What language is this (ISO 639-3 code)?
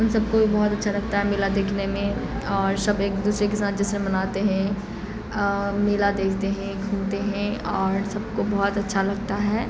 urd